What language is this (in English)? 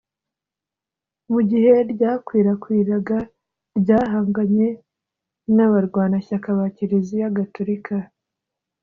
Kinyarwanda